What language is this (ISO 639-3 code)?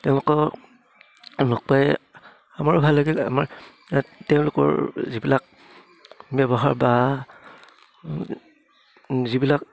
asm